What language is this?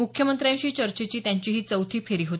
Marathi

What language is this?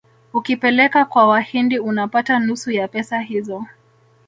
Swahili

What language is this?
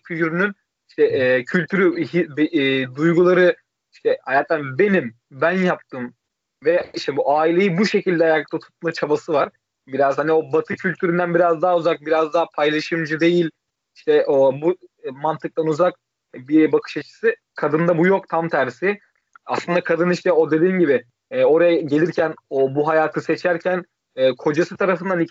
Turkish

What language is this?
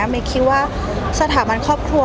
Thai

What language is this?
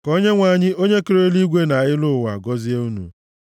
Igbo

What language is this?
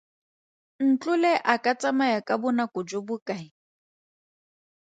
Tswana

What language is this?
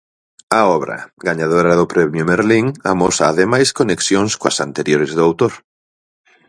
Galician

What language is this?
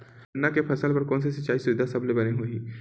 Chhattisgarhi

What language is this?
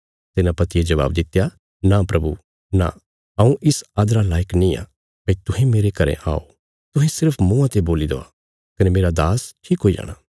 Bilaspuri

